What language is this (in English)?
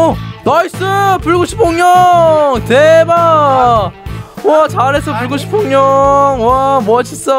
Korean